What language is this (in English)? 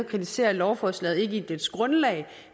Danish